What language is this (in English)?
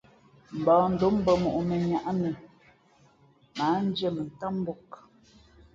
Fe'fe'